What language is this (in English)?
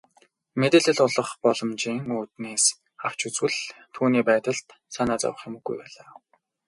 Mongolian